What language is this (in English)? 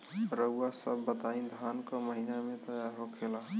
Bhojpuri